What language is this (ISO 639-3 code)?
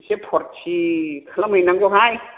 brx